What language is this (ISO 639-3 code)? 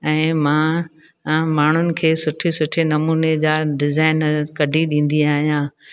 snd